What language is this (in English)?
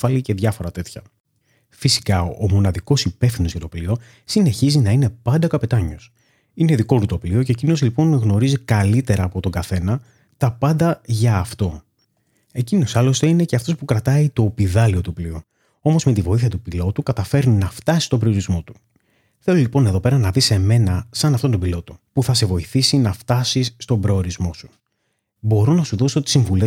Greek